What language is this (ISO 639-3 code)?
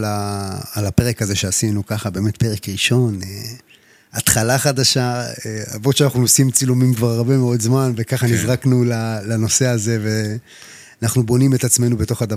heb